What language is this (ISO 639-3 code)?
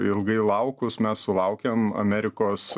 lit